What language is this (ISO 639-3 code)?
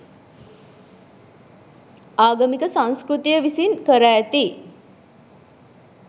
sin